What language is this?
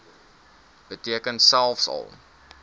Afrikaans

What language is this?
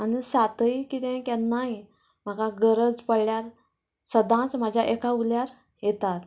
Konkani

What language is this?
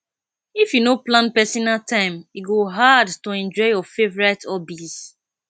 Nigerian Pidgin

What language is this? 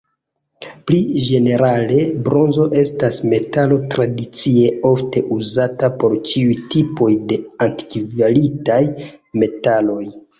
Esperanto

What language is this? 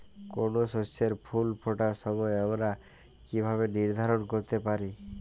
Bangla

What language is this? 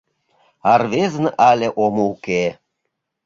Mari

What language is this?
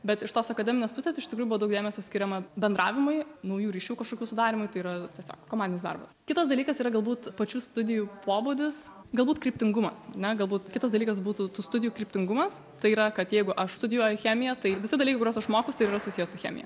Lithuanian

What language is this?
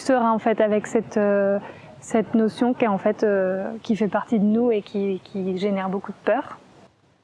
French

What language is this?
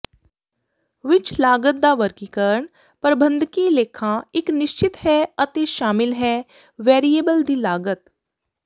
Punjabi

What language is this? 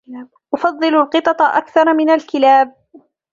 Arabic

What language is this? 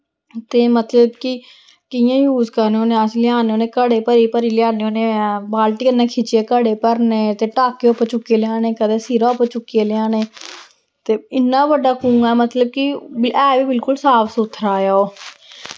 Dogri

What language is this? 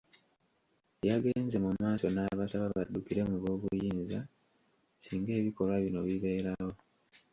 Ganda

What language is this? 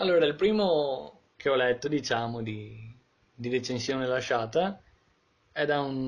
Italian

